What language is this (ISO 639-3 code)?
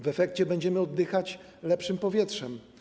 pol